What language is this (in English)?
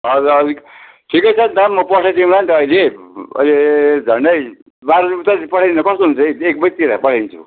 Nepali